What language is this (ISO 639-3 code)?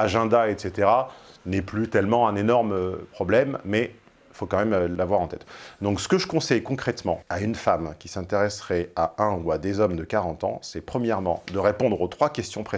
fra